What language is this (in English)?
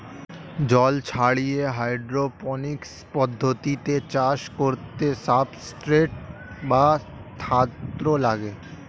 Bangla